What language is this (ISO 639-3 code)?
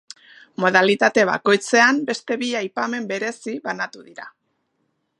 eus